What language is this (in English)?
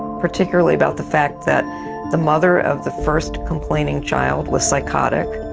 English